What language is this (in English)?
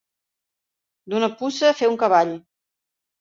Catalan